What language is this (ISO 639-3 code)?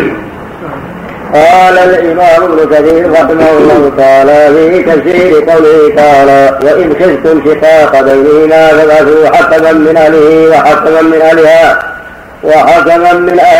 ara